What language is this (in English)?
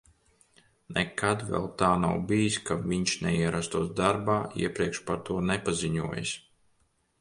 Latvian